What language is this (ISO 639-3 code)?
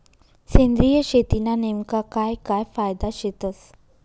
mar